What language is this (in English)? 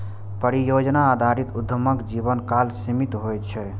Maithili